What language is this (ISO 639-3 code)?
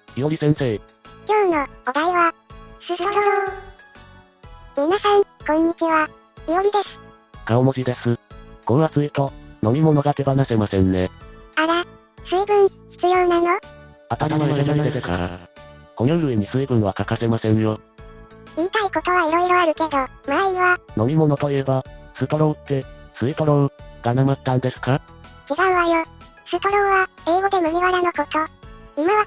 jpn